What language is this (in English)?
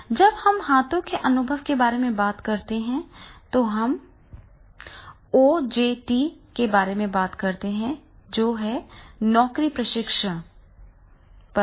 Hindi